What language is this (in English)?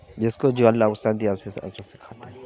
Urdu